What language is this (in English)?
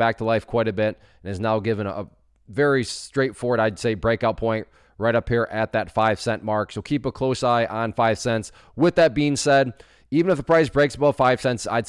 English